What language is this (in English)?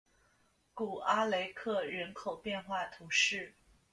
Chinese